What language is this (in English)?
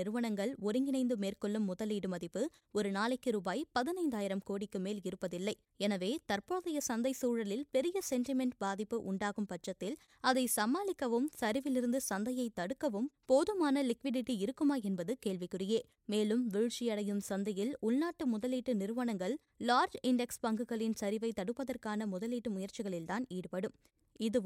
Tamil